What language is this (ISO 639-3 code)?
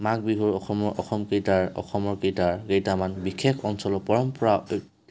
asm